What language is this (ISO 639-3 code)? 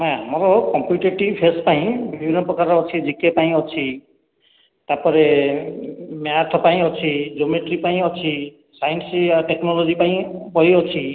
ori